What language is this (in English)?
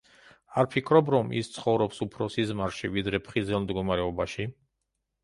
Georgian